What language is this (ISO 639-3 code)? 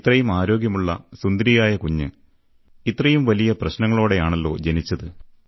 mal